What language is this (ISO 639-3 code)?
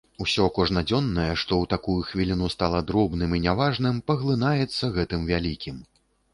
bel